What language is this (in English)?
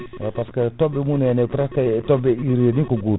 Fula